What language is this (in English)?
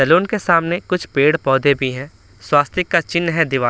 Hindi